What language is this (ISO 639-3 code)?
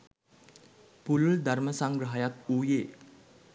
sin